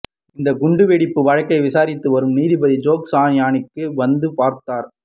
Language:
Tamil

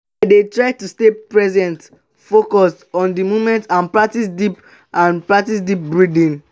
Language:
Nigerian Pidgin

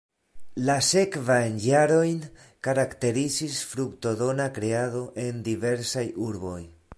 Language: Esperanto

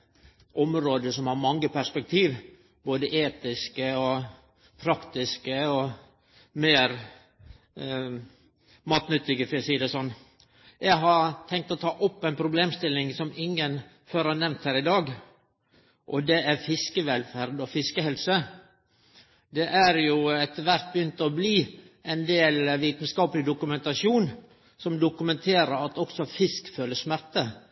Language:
Norwegian Nynorsk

